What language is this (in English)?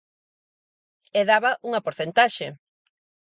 Galician